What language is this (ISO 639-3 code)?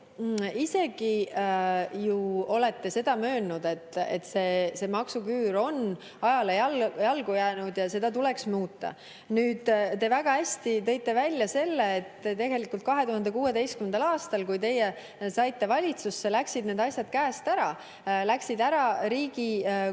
est